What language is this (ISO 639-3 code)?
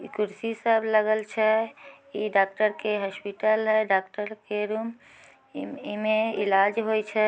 mag